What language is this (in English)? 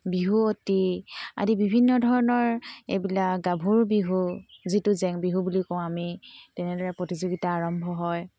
Assamese